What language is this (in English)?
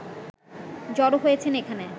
Bangla